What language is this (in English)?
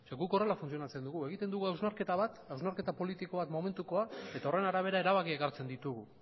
Basque